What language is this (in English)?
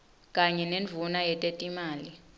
Swati